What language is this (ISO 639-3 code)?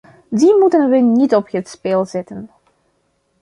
nld